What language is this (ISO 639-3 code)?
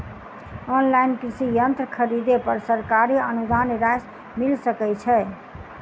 mai